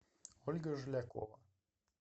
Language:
Russian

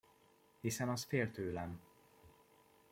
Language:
Hungarian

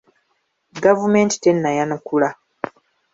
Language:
Ganda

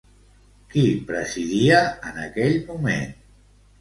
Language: Catalan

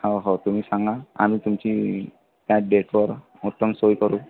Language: Marathi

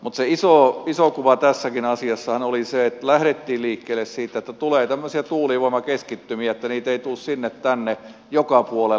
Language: Finnish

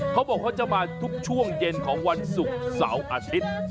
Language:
Thai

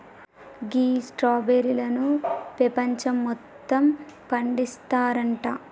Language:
Telugu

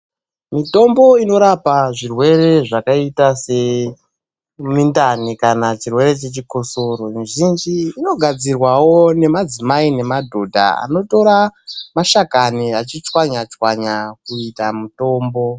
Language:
Ndau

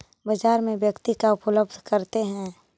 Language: Magahi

